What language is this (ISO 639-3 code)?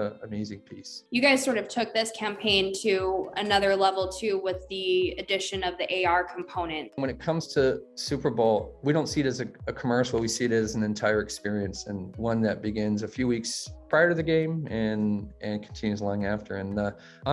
eng